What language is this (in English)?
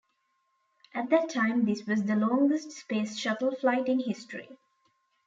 English